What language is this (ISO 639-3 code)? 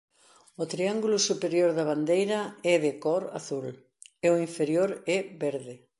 glg